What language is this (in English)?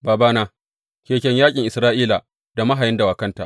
Hausa